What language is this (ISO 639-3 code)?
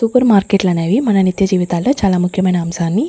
tel